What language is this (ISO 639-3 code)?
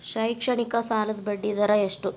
kan